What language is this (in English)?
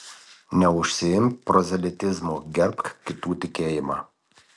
Lithuanian